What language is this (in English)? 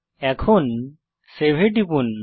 Bangla